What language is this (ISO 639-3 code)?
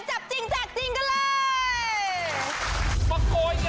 tha